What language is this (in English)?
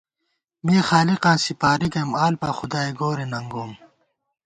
Gawar-Bati